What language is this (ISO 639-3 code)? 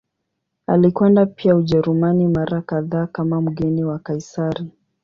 swa